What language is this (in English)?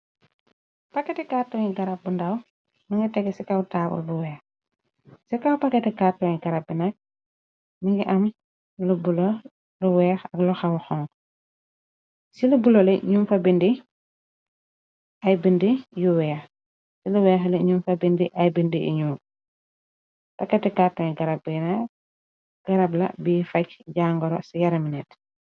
Wolof